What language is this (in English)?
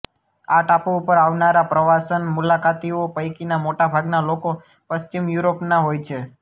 Gujarati